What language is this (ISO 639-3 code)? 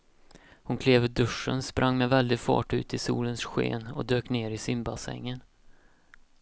swe